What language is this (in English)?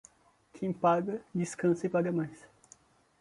Portuguese